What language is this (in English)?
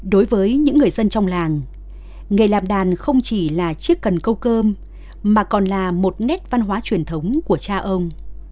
Vietnamese